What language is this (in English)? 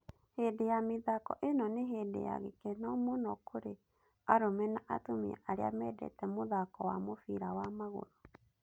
Kikuyu